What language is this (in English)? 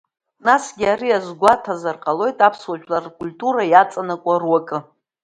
Abkhazian